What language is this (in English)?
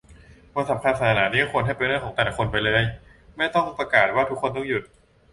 Thai